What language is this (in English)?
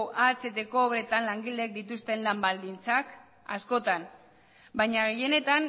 Basque